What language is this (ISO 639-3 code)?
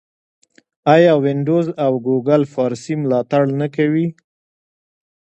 pus